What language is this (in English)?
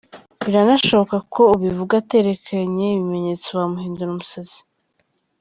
Kinyarwanda